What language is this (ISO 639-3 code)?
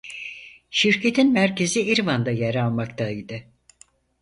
tur